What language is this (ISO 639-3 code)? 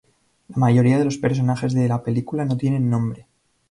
spa